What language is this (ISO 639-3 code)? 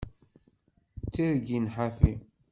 kab